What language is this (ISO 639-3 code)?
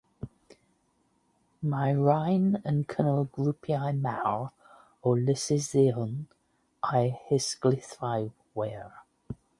cym